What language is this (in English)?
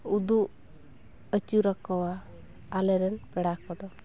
Santali